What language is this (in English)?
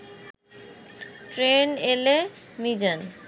Bangla